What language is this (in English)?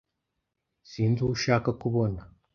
Kinyarwanda